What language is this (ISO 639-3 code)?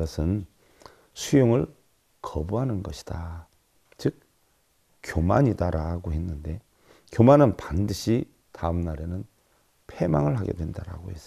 kor